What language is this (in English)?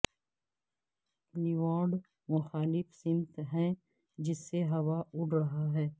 Urdu